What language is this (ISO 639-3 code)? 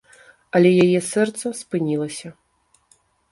bel